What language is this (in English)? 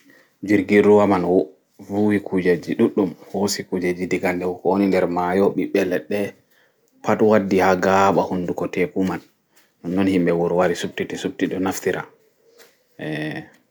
Fula